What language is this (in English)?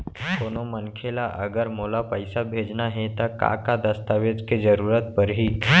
Chhattisgarhi